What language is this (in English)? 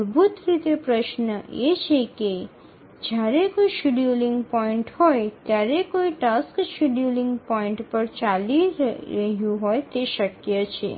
Gujarati